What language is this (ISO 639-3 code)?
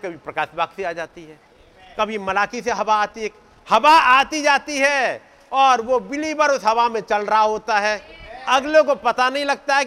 hin